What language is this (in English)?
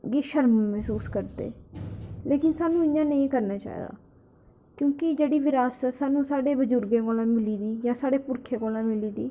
Dogri